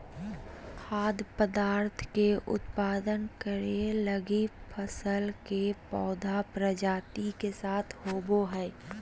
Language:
Magahi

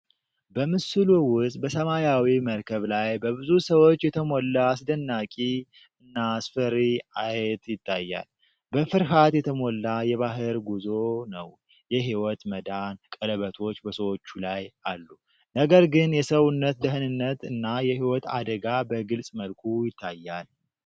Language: Amharic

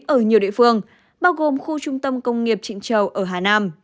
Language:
Vietnamese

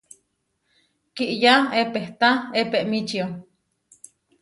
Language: Huarijio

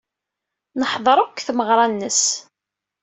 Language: Kabyle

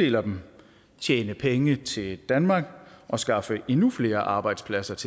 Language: Danish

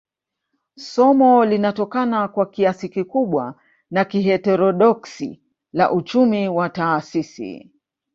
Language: Swahili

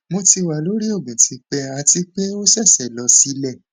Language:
Yoruba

